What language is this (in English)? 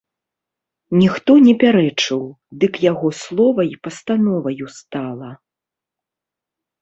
Belarusian